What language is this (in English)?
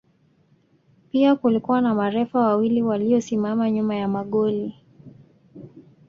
Swahili